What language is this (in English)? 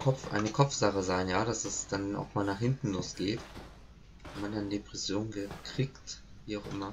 German